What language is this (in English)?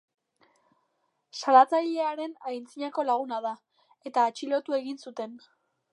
Basque